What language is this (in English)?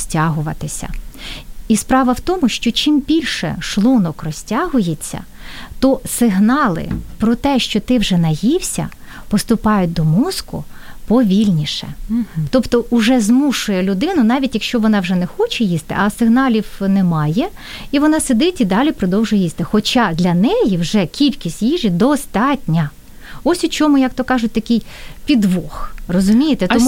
Ukrainian